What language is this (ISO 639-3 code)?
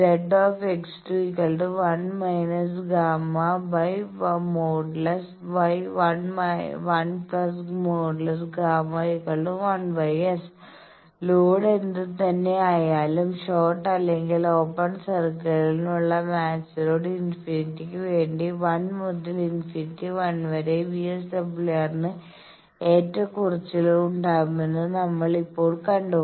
mal